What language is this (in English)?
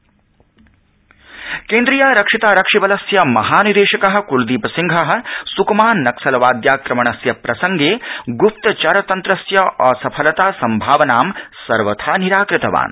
Sanskrit